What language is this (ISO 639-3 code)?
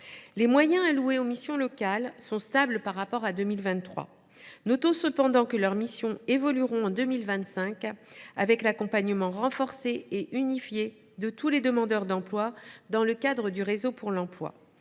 fra